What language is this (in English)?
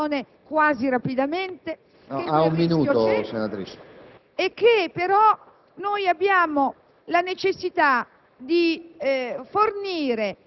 Italian